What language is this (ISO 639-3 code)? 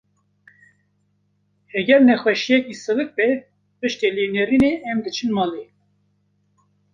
kur